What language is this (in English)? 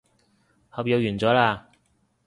Cantonese